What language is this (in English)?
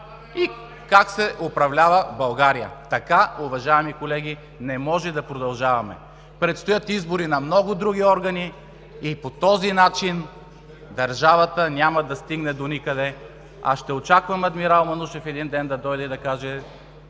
Bulgarian